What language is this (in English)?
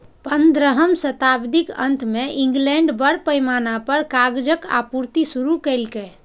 Maithili